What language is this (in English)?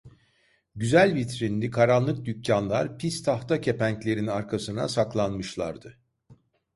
Turkish